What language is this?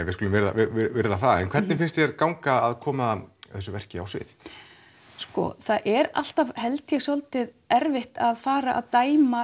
Icelandic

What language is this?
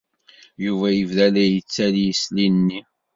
Kabyle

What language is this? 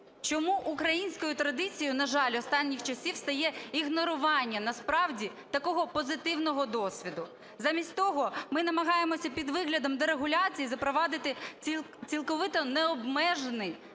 Ukrainian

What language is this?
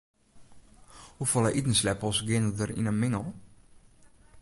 Western Frisian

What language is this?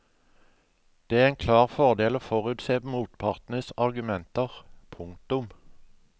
Norwegian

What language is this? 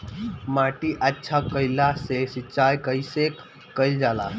Bhojpuri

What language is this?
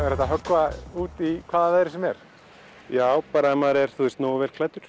Icelandic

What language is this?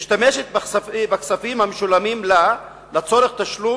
Hebrew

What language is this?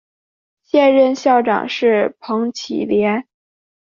Chinese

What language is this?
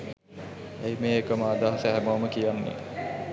Sinhala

